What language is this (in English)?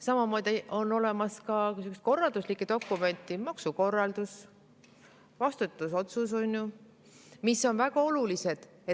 Estonian